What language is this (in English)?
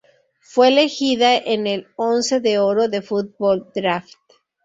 Spanish